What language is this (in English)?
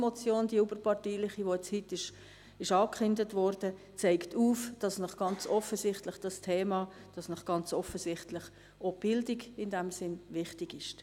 Swiss German